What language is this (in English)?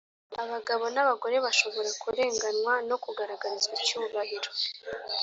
Kinyarwanda